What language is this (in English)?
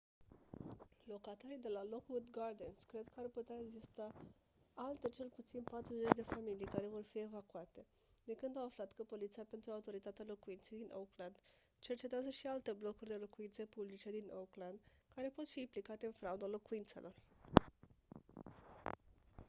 Romanian